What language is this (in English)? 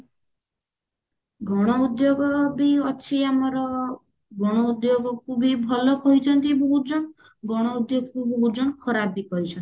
Odia